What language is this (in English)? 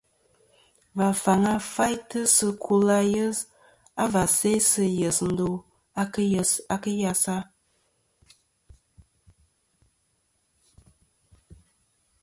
Kom